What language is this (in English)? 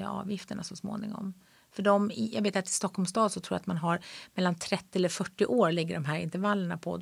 Swedish